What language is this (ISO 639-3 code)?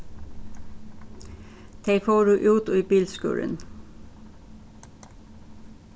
fao